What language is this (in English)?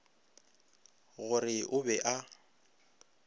Northern Sotho